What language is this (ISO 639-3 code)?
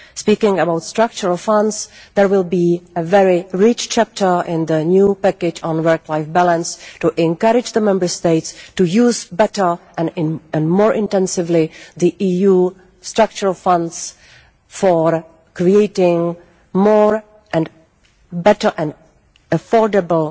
eng